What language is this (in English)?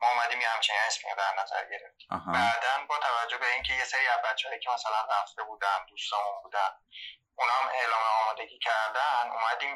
Persian